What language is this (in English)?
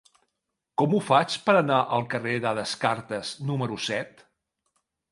Catalan